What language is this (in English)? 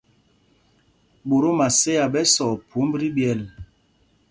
Mpumpong